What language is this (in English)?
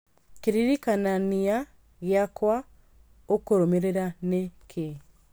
Kikuyu